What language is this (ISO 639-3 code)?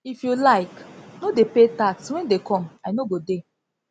pcm